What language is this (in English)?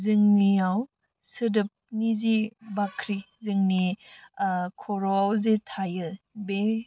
Bodo